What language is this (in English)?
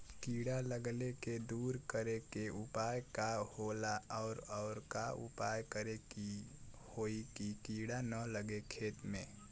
Bhojpuri